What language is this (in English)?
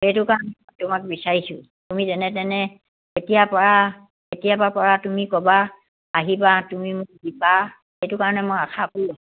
Assamese